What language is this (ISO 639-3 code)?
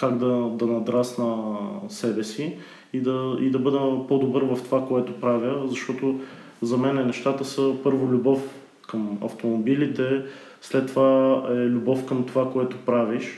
bul